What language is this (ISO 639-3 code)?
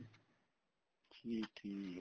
pan